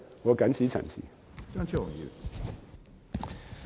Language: Cantonese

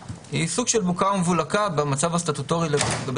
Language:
Hebrew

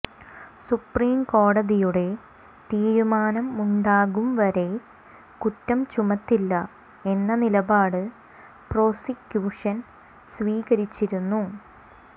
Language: Malayalam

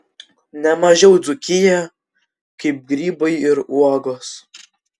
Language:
Lithuanian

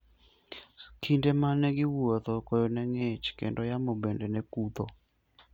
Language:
Luo (Kenya and Tanzania)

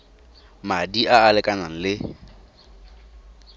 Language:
Tswana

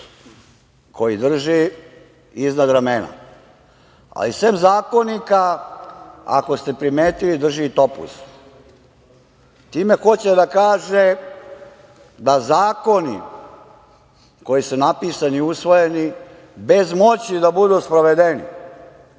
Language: Serbian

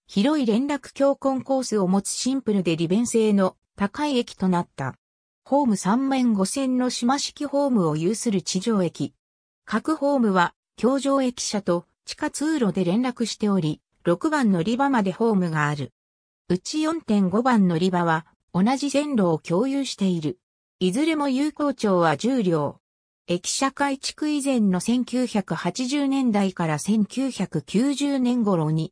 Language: Japanese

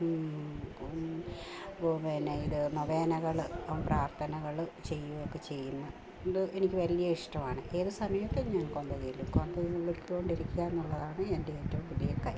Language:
Malayalam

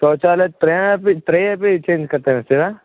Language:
Sanskrit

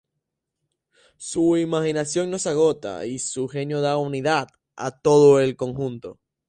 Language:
Spanish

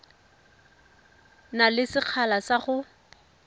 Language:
Tswana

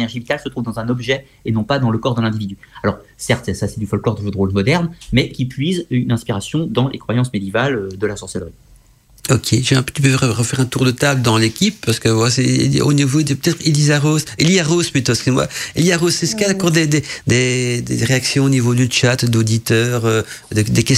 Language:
French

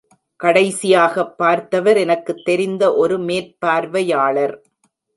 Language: Tamil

